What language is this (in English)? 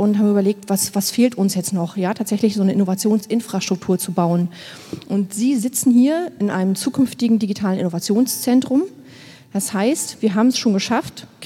German